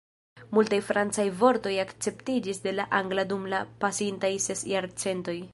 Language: Esperanto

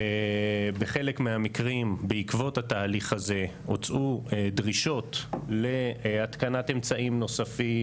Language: Hebrew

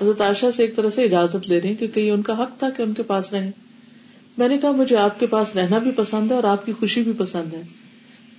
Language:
Urdu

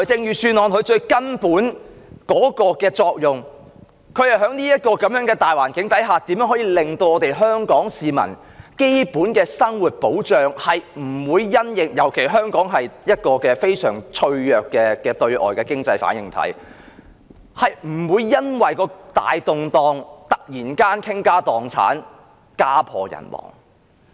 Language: Cantonese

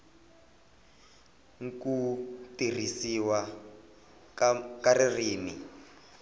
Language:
Tsonga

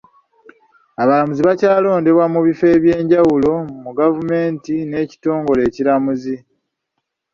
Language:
Ganda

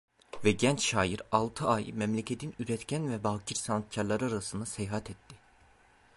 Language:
Turkish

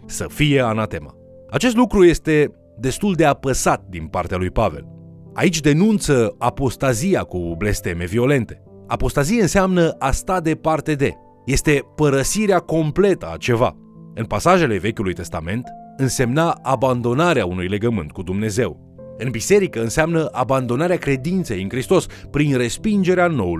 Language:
Romanian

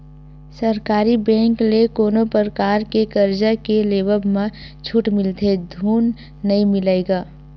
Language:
Chhattisgarhi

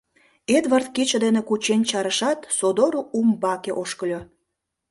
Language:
Mari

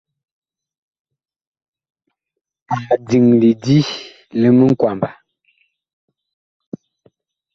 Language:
Bakoko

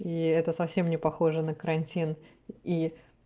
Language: Russian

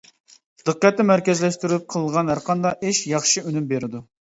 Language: Uyghur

